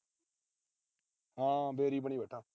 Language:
Punjabi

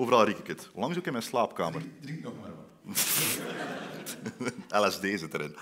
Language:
Dutch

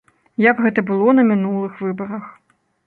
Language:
Belarusian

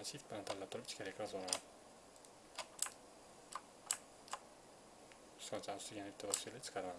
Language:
Turkish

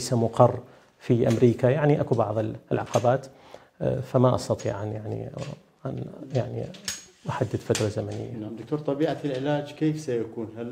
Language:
Arabic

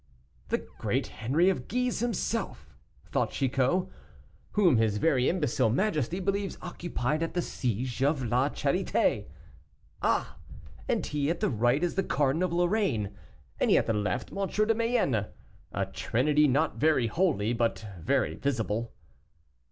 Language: English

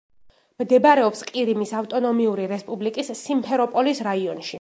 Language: Georgian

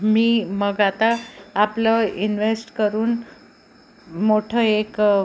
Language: Marathi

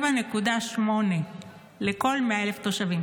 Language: Hebrew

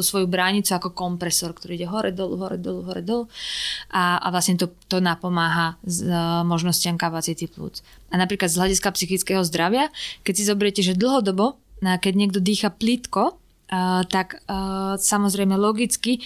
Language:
Slovak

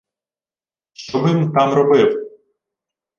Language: Ukrainian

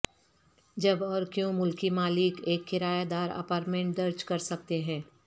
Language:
Urdu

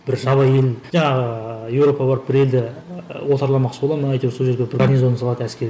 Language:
Kazakh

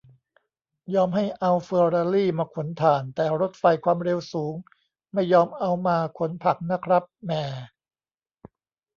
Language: Thai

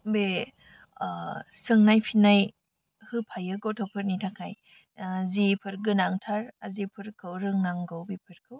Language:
Bodo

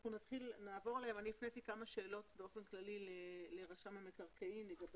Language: Hebrew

